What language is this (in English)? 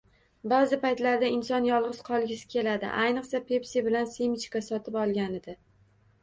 Uzbek